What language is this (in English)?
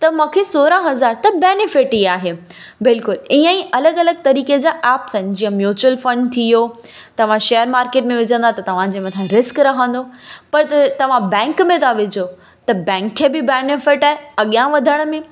Sindhi